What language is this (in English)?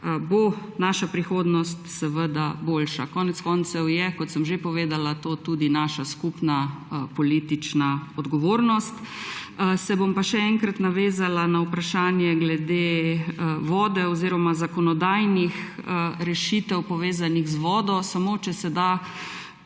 Slovenian